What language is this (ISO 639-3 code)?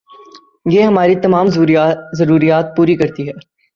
urd